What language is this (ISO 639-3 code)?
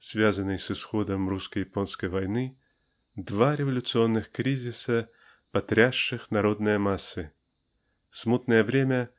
rus